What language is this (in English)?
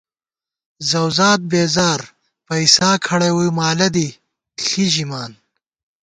Gawar-Bati